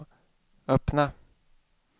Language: Swedish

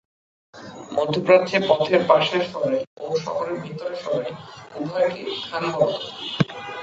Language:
Bangla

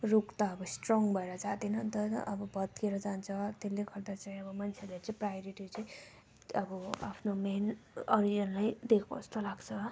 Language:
Nepali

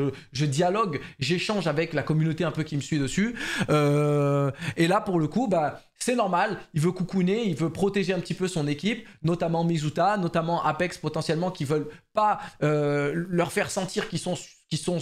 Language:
French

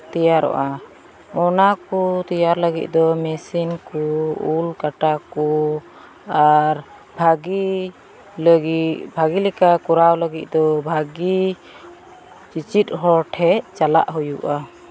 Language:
Santali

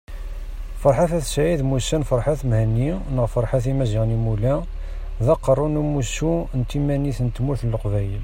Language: Kabyle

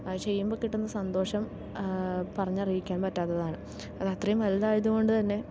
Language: Malayalam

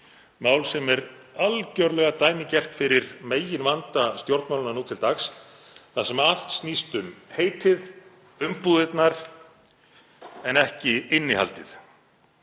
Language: Icelandic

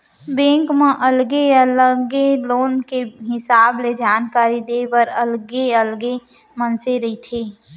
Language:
Chhattisgarhi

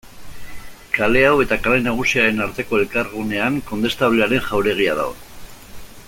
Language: Basque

